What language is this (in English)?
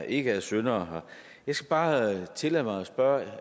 Danish